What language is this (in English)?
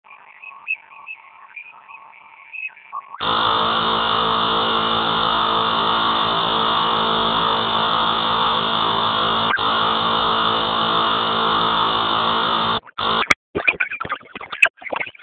Swahili